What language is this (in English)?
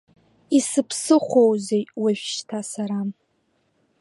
Abkhazian